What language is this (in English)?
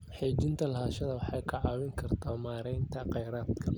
Somali